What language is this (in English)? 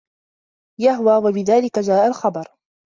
Arabic